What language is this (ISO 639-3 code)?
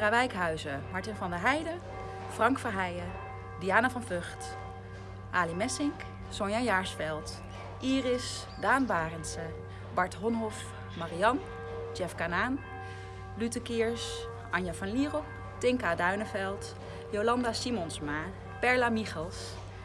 nld